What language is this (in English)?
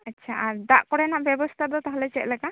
Santali